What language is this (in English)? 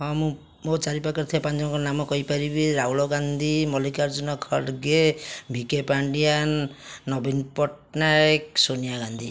Odia